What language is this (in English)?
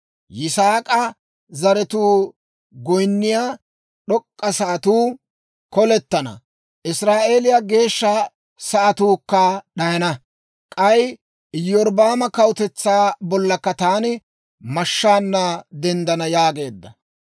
Dawro